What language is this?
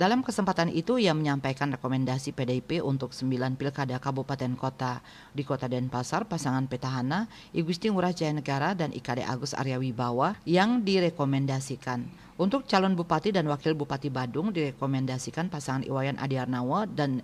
Indonesian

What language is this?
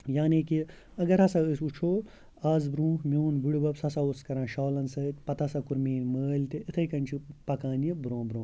Kashmiri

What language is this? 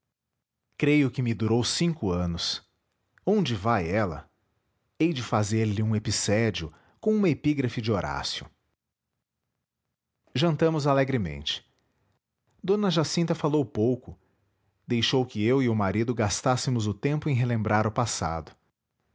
Portuguese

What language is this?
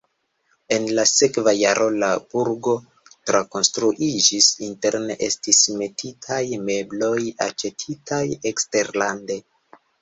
Esperanto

